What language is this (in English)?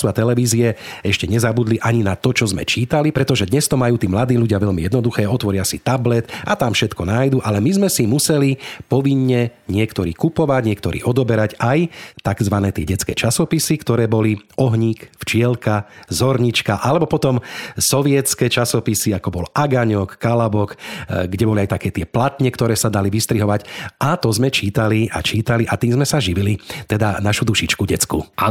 Slovak